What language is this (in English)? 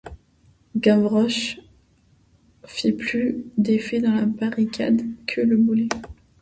French